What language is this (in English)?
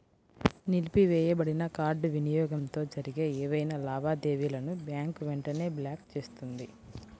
Telugu